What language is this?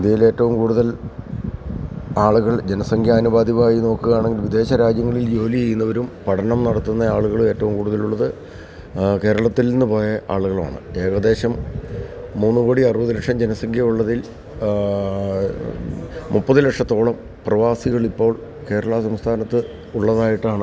Malayalam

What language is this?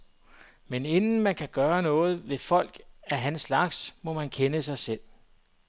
Danish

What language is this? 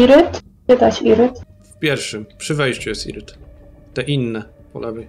Polish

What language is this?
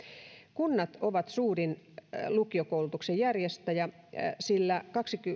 Finnish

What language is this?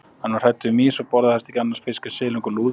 Icelandic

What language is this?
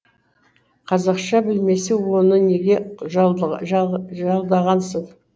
Kazakh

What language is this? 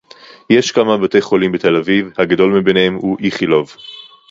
Hebrew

